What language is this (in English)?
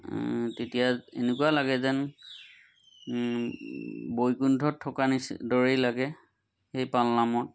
Assamese